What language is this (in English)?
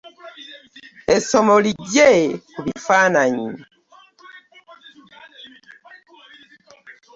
Ganda